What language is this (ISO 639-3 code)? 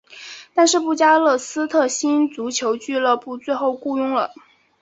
zho